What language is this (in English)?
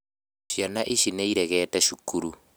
Kikuyu